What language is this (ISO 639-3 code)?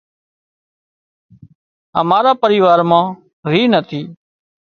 kxp